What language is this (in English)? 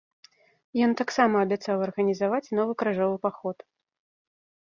Belarusian